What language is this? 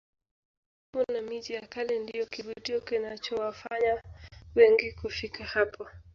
Swahili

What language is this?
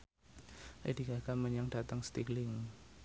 Javanese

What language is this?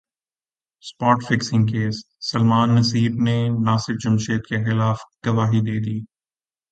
Urdu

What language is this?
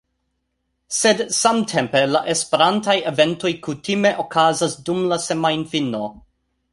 Esperanto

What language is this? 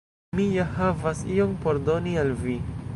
Esperanto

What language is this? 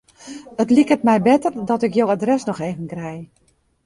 Western Frisian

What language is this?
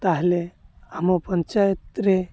Odia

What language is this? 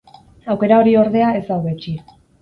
Basque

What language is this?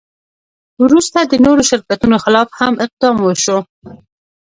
Pashto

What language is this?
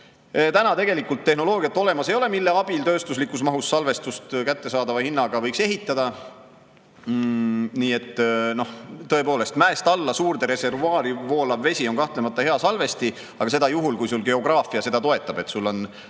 Estonian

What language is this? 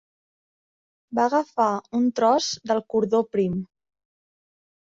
Catalan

